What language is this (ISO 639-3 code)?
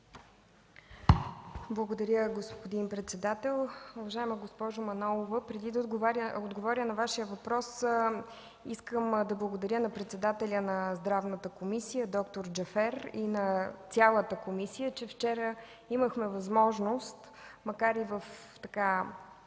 bul